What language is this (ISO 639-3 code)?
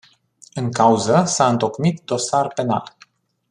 ron